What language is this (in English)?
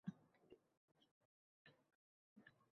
Uzbek